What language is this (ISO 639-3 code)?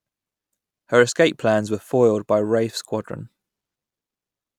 eng